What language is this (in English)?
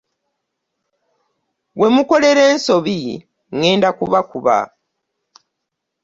Ganda